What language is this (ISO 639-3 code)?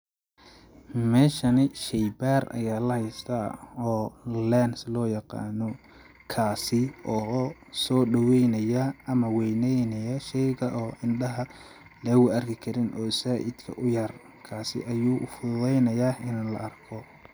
som